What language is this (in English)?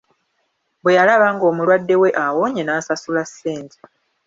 Ganda